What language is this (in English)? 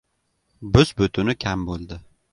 Uzbek